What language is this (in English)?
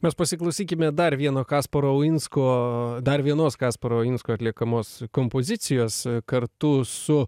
Lithuanian